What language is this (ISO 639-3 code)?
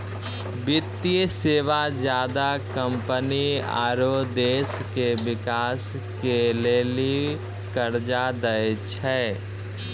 mai